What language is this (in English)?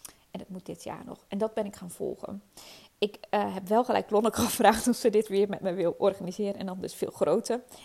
Dutch